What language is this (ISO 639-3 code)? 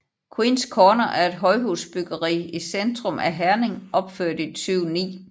dan